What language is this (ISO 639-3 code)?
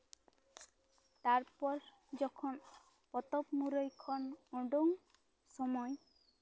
sat